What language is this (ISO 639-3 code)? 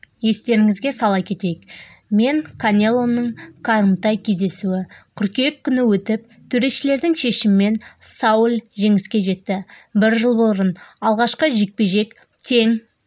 kaz